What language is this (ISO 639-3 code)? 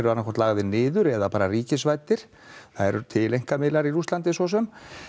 isl